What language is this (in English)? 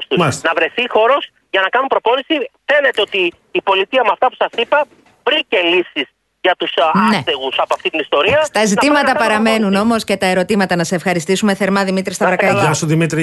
Greek